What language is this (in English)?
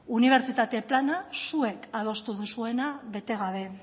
Basque